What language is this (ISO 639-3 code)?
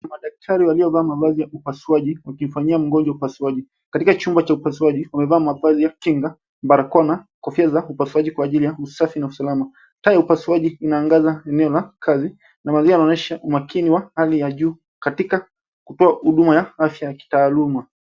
swa